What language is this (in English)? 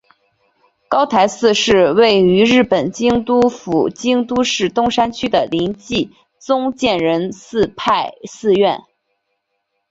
Chinese